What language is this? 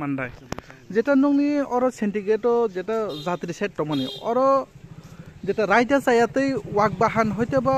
Arabic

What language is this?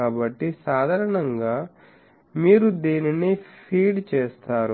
Telugu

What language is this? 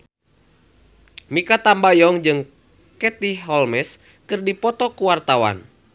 Sundanese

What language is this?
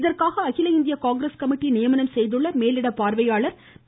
Tamil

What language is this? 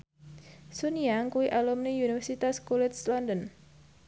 Javanese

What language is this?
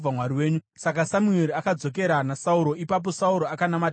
Shona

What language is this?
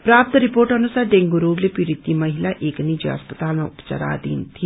Nepali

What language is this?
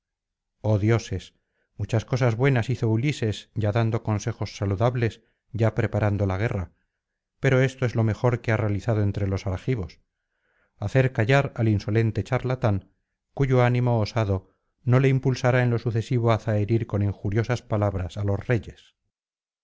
Spanish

